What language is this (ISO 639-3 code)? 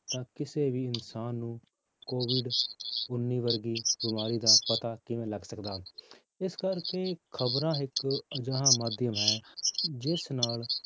pan